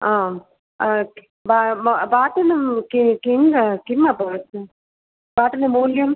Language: Sanskrit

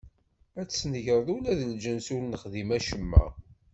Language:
Kabyle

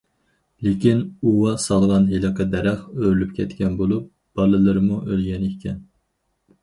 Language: Uyghur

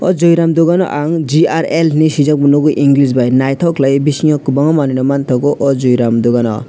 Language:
Kok Borok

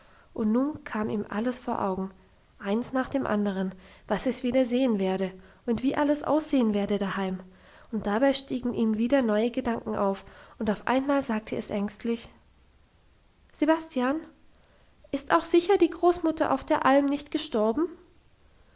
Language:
German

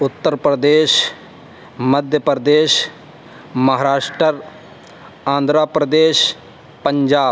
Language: Urdu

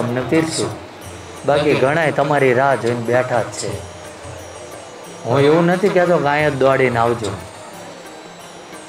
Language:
Gujarati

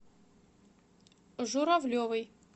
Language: Russian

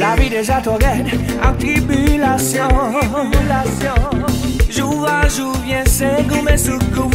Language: Indonesian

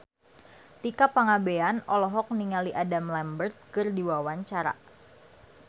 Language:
Sundanese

